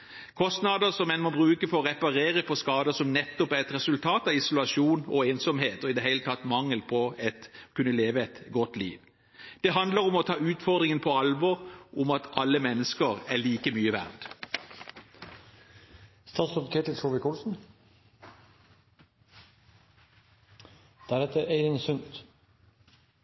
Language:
Norwegian Bokmål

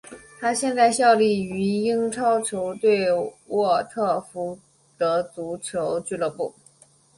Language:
Chinese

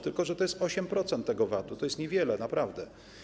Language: Polish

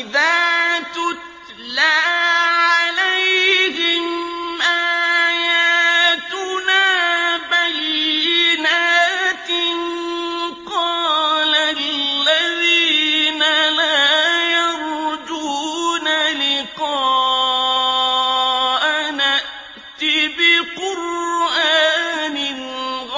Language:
Arabic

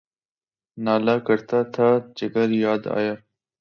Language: Urdu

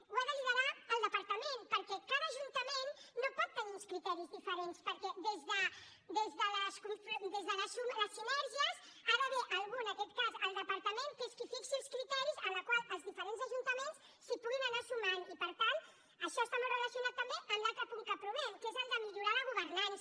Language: Catalan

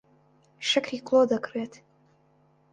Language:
Central Kurdish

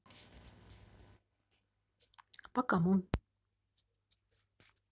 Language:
Russian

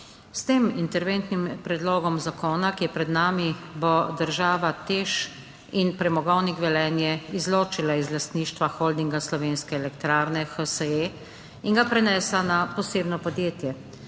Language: Slovenian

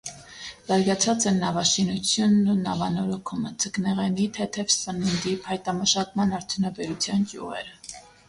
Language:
Armenian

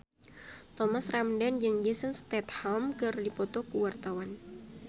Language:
Sundanese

